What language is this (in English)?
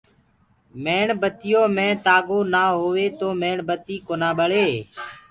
Gurgula